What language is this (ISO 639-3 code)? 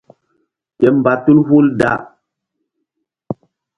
mdd